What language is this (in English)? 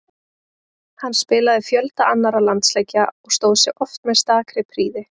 Icelandic